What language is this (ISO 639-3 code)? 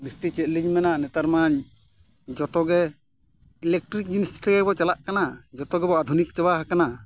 sat